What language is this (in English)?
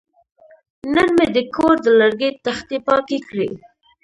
Pashto